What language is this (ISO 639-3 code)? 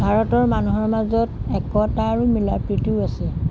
asm